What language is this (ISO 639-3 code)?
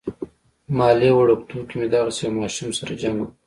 pus